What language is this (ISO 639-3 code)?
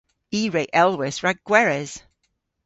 cor